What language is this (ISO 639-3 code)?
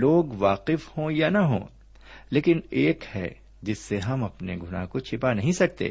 urd